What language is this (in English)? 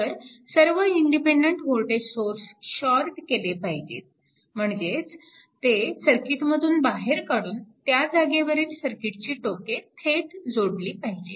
Marathi